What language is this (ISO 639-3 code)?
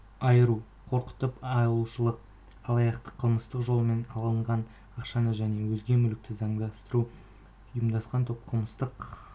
kaz